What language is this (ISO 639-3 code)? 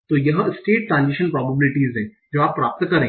hin